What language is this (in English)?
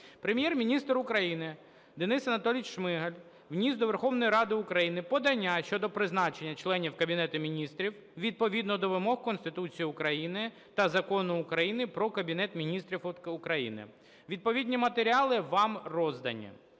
Ukrainian